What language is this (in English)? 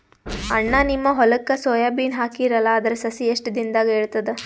Kannada